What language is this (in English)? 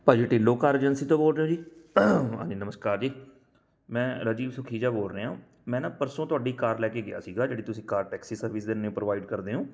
Punjabi